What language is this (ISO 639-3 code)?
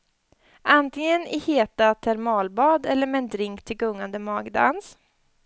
swe